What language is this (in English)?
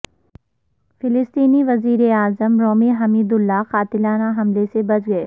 Urdu